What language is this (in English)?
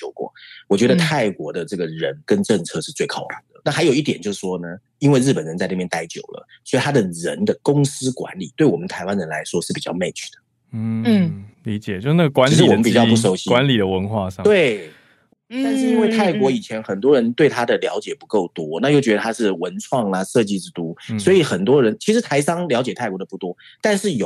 Chinese